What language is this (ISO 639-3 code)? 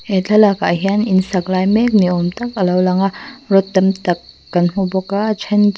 lus